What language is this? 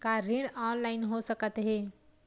Chhattisgarhi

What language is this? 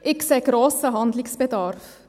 Swiss German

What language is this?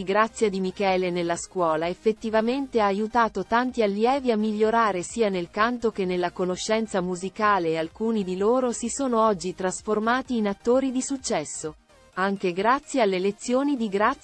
Italian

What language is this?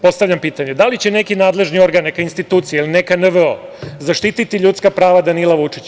Serbian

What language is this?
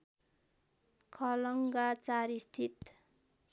Nepali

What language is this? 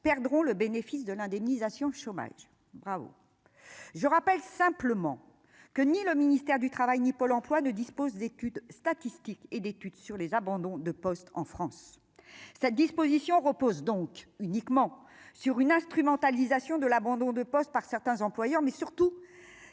French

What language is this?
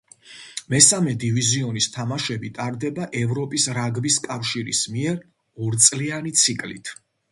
Georgian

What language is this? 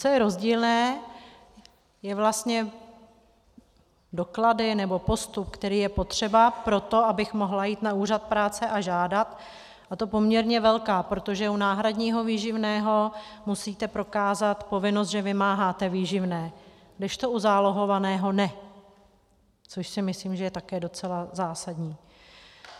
Czech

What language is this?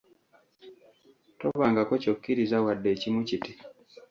Ganda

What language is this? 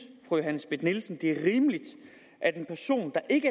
Danish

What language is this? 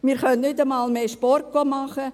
Swiss German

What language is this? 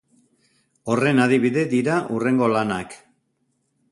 Basque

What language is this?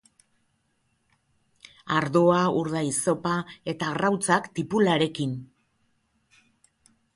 Basque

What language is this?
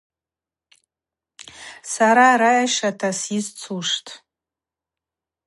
Abaza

